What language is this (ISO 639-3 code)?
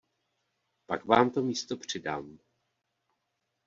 ces